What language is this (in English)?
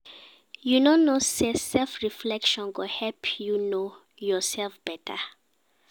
Nigerian Pidgin